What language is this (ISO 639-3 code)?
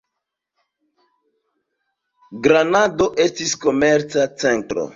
epo